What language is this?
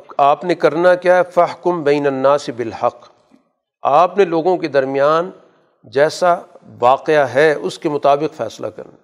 Urdu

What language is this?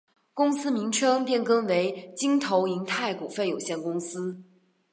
Chinese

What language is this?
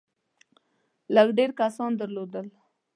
Pashto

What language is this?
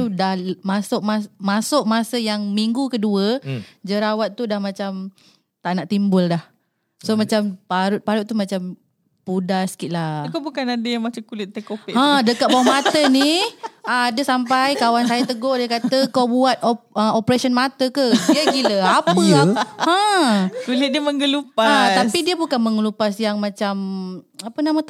Malay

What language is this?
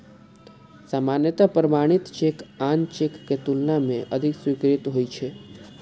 Maithili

